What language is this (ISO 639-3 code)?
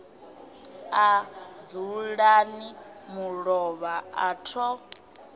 ven